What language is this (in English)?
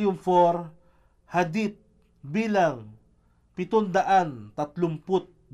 Filipino